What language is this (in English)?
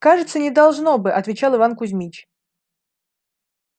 Russian